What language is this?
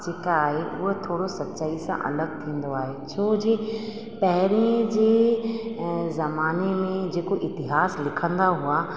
Sindhi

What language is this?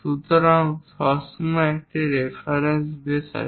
Bangla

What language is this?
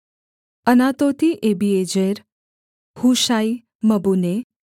Hindi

